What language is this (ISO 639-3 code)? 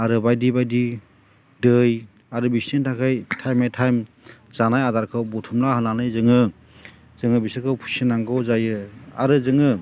brx